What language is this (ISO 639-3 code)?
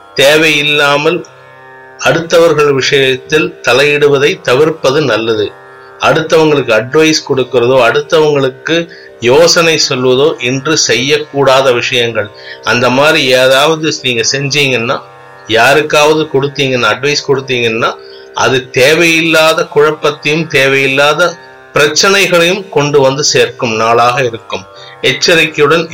tam